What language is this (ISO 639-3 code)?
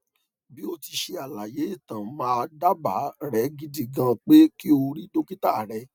yor